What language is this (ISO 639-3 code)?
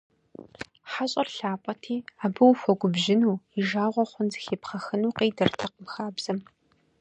kbd